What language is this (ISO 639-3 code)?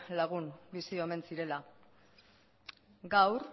eus